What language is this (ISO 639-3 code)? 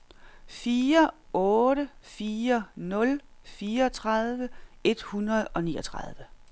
dan